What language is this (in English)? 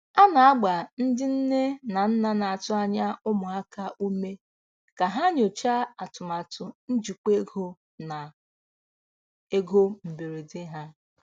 Igbo